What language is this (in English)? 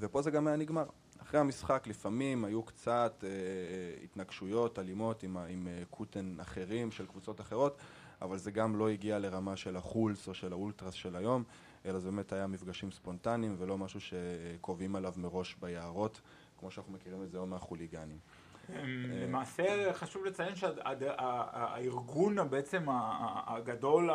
Hebrew